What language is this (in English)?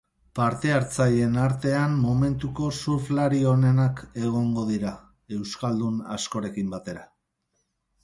Basque